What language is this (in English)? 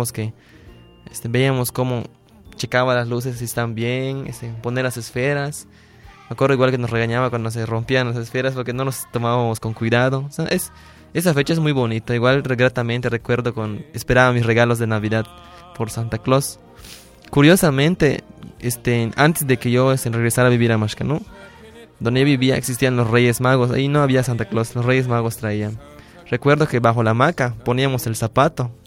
Spanish